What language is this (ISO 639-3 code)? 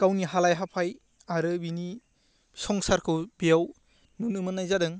brx